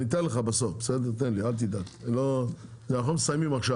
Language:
Hebrew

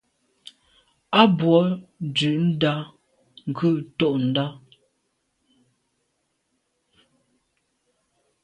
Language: Medumba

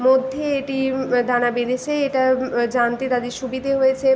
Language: Bangla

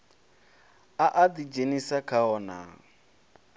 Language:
Venda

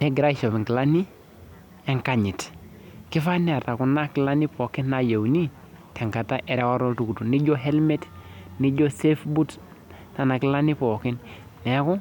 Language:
Masai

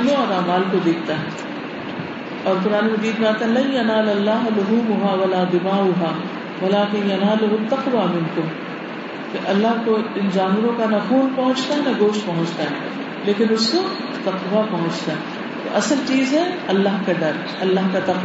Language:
Urdu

